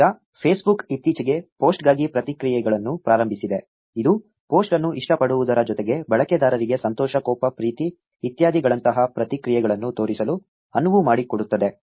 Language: Kannada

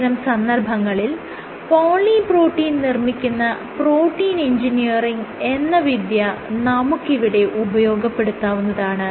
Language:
Malayalam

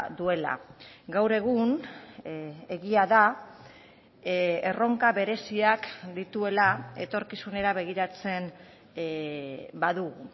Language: Basque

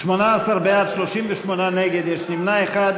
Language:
Hebrew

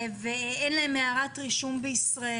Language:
Hebrew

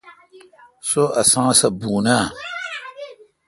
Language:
Kalkoti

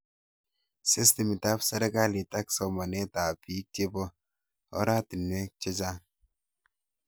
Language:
Kalenjin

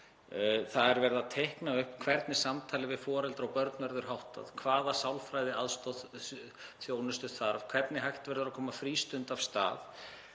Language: Icelandic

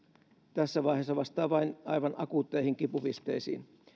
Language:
Finnish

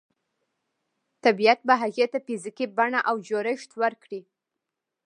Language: Pashto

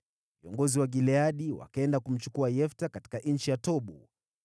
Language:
Swahili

